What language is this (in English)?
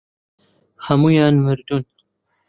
Central Kurdish